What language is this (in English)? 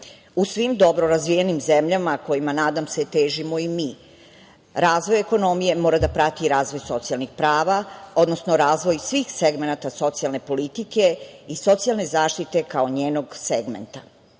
Serbian